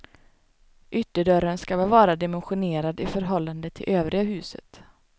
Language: Swedish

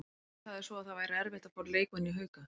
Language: Icelandic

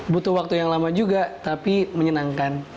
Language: Indonesian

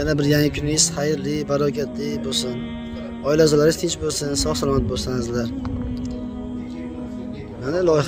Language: Turkish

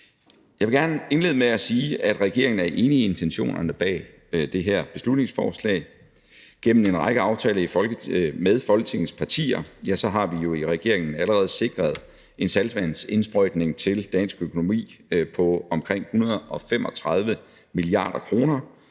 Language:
Danish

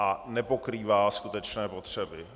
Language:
Czech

